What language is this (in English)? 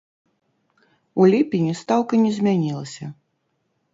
Belarusian